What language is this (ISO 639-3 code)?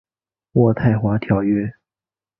zho